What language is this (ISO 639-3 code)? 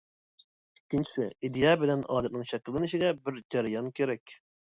uig